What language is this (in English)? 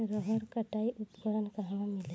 Bhojpuri